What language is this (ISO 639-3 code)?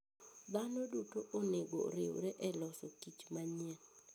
luo